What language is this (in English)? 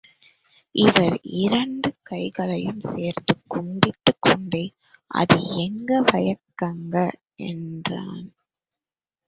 Tamil